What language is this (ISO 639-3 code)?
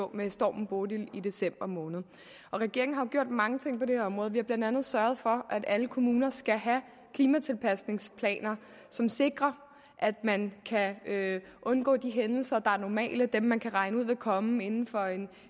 dan